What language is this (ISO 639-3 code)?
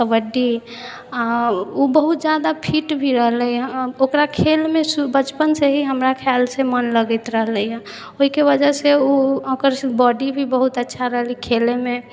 mai